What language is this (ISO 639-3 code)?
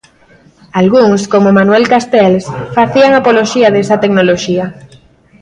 glg